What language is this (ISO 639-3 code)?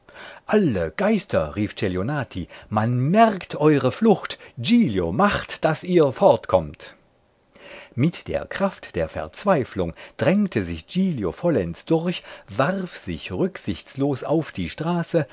deu